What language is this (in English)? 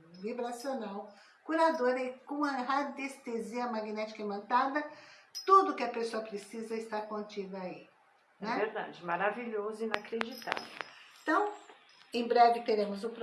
Portuguese